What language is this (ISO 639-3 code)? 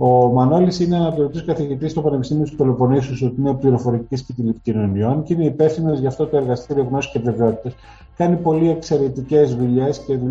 ell